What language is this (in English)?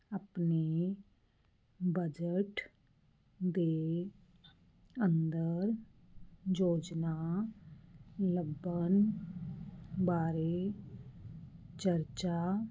Punjabi